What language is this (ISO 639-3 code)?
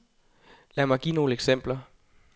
dan